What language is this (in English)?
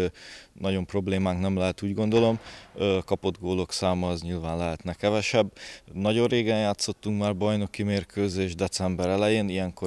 Hungarian